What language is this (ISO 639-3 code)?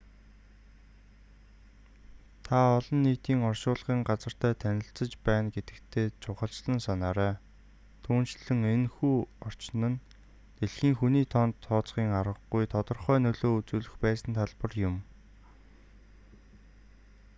mon